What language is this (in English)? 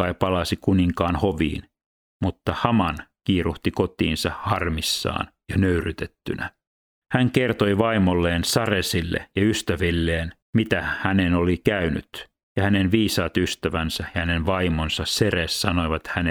Finnish